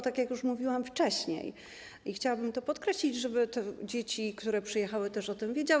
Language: Polish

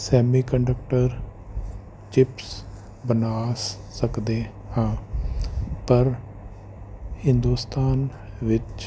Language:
Punjabi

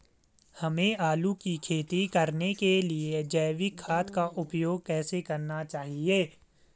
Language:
Hindi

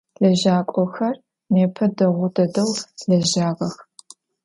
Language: Adyghe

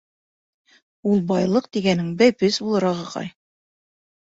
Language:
Bashkir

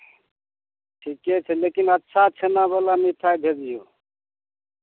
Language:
Maithili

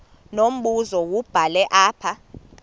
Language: Xhosa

